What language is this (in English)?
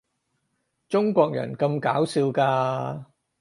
Cantonese